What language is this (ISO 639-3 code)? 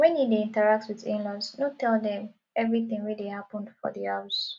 pcm